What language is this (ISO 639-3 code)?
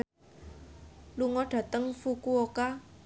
jav